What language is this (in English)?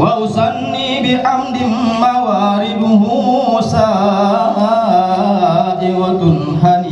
Indonesian